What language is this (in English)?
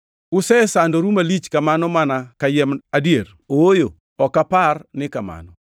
Luo (Kenya and Tanzania)